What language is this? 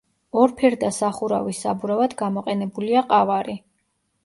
Georgian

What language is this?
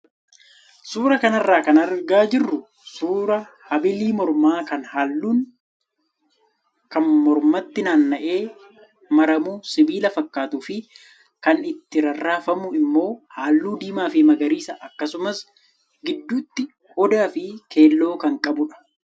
Oromo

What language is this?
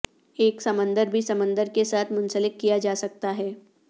Urdu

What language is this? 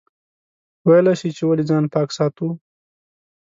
Pashto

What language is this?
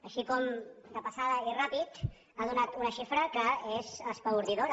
Catalan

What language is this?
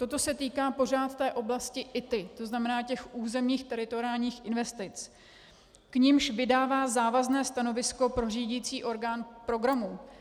Czech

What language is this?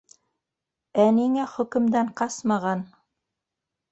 Bashkir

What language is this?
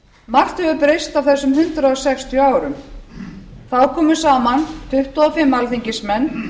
Icelandic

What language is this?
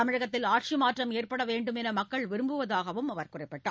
Tamil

